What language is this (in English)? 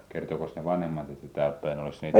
Finnish